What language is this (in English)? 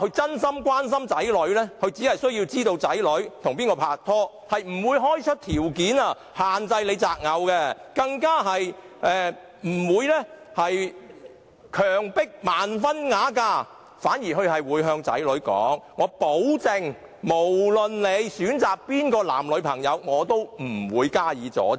Cantonese